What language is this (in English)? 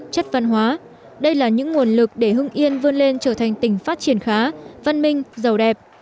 Vietnamese